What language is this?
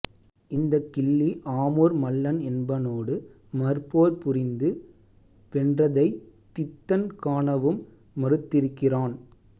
Tamil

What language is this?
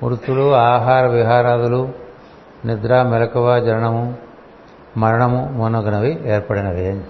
Telugu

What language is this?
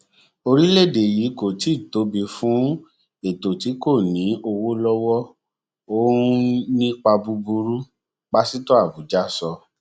Yoruba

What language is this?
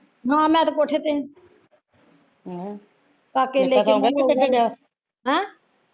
Punjabi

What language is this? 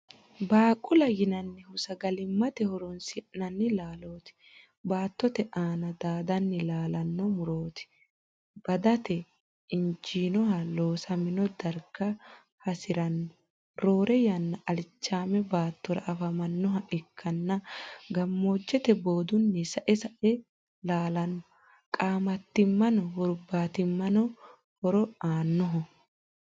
Sidamo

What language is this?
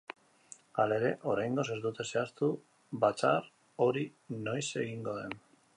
Basque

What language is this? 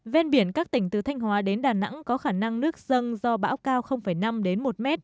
Vietnamese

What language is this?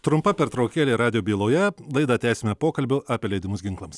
Lithuanian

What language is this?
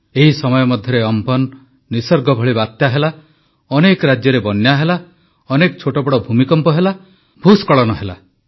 Odia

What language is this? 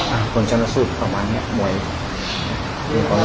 Thai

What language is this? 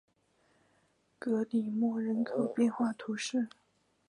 Chinese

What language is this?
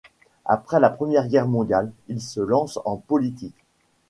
French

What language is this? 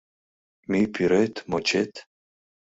Mari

